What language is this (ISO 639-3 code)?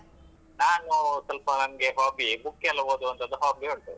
kan